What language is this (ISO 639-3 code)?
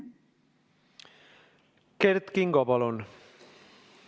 est